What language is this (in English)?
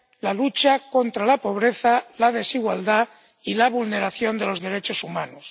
Spanish